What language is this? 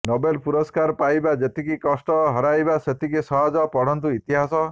Odia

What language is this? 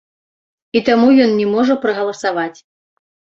Belarusian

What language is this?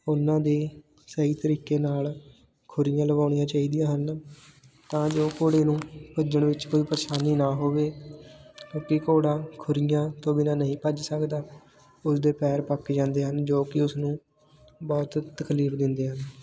Punjabi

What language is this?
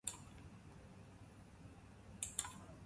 Basque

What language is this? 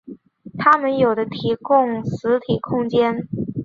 Chinese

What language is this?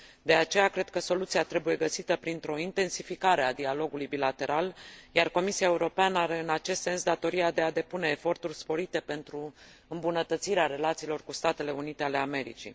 Romanian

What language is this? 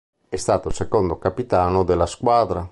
Italian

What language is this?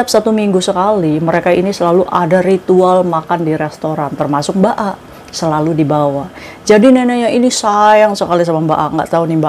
Indonesian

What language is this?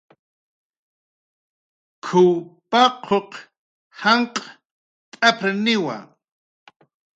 Jaqaru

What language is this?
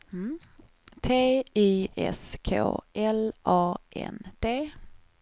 Swedish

